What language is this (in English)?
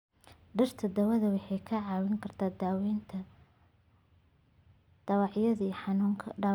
Somali